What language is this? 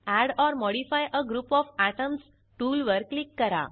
Marathi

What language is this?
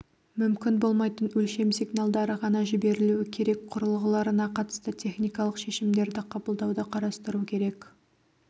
Kazakh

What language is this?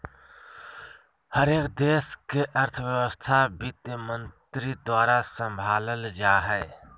Magahi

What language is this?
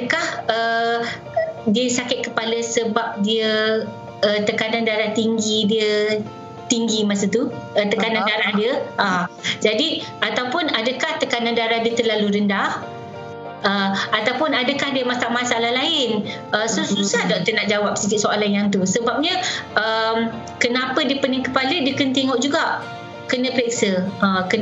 Malay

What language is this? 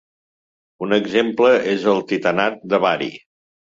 Catalan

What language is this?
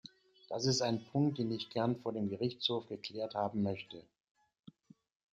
German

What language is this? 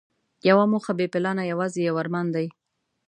Pashto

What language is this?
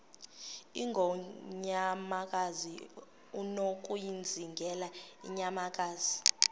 Xhosa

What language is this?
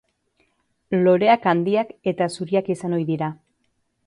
Basque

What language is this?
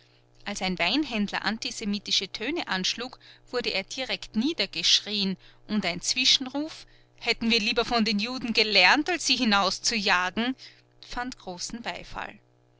German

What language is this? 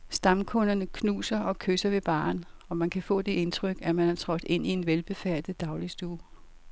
Danish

